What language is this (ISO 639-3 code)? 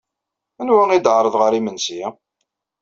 kab